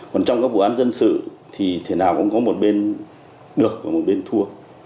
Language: Vietnamese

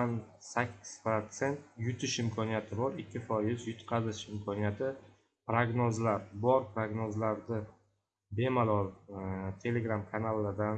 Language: Turkish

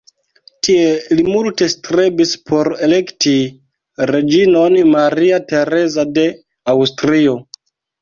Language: Esperanto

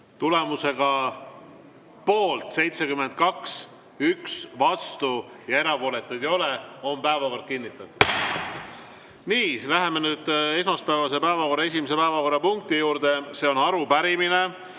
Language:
Estonian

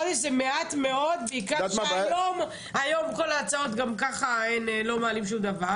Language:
Hebrew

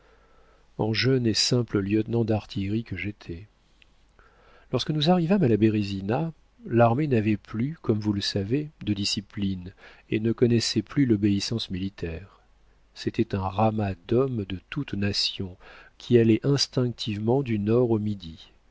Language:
French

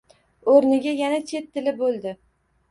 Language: Uzbek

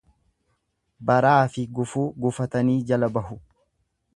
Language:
Oromo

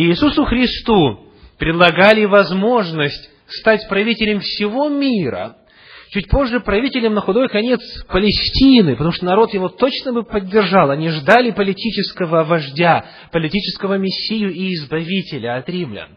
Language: Russian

